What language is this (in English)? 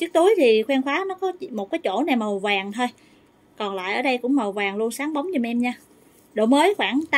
Vietnamese